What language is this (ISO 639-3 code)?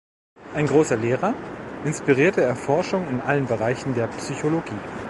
deu